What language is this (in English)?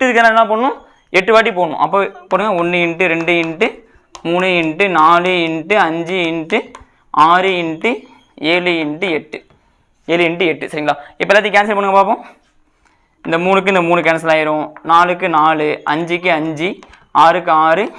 Tamil